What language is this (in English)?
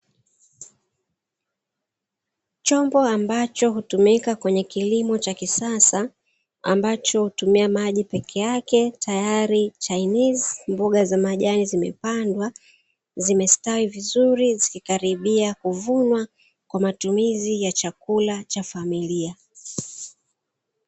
Swahili